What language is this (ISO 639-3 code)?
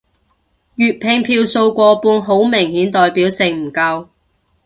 yue